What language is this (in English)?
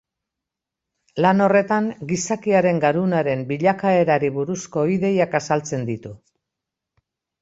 Basque